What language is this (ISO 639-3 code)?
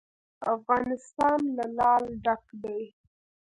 pus